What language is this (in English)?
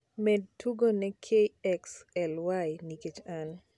Luo (Kenya and Tanzania)